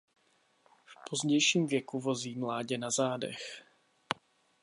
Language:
Czech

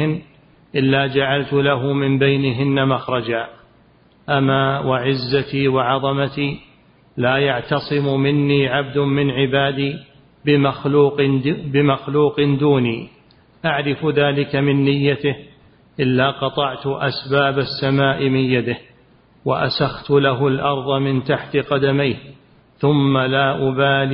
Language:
Arabic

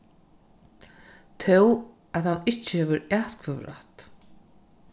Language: Faroese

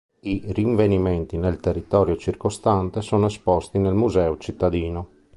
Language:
Italian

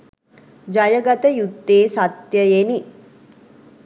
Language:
Sinhala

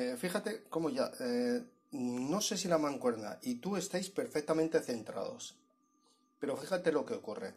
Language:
Spanish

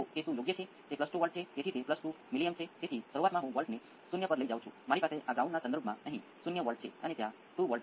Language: Gujarati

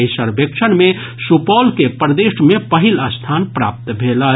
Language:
Maithili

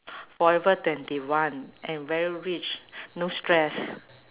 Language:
English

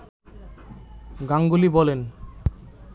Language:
Bangla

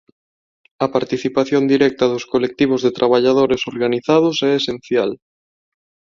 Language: Galician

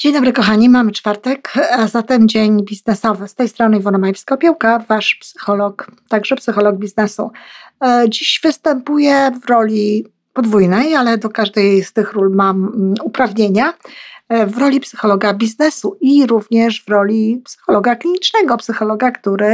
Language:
Polish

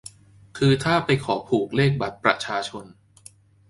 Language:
Thai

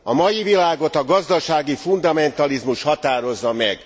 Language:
Hungarian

